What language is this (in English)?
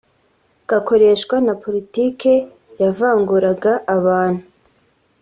Kinyarwanda